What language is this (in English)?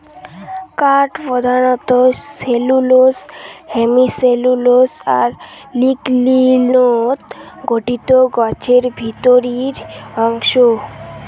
Bangla